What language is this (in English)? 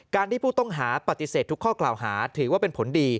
Thai